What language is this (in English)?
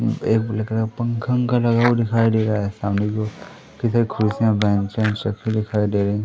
Hindi